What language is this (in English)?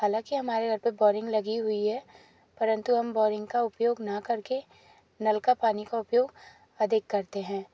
Hindi